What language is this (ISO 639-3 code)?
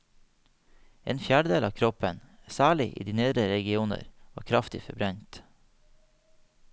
nor